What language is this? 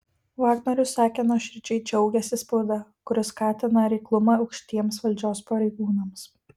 Lithuanian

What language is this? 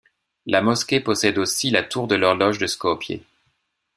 French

